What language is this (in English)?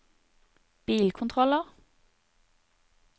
Norwegian